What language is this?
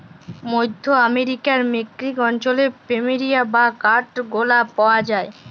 Bangla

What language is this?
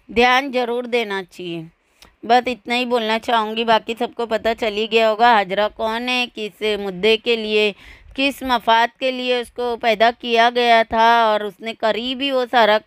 Hindi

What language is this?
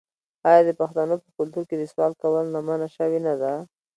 Pashto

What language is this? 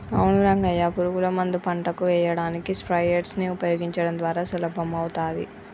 Telugu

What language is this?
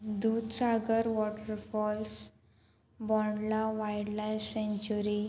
Konkani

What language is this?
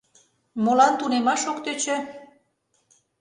Mari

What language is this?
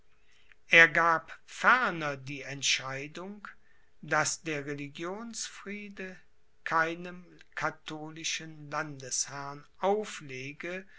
German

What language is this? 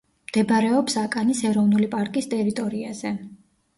Georgian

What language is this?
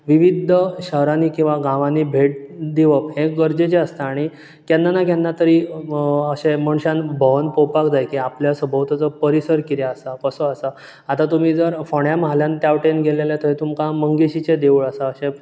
Konkani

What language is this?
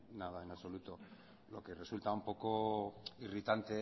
Spanish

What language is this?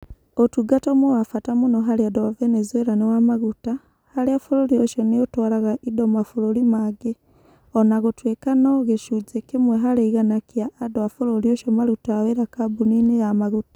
Kikuyu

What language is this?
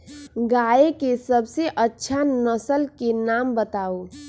Magahi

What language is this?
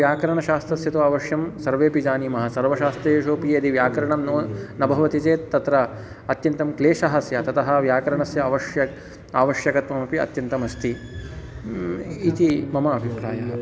Sanskrit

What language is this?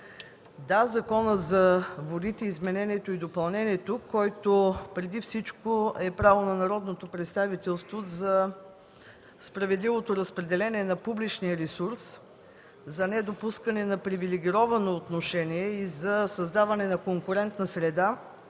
Bulgarian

